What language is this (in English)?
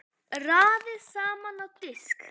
Icelandic